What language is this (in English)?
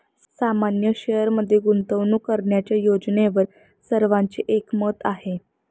Marathi